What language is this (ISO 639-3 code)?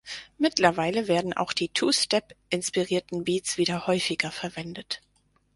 deu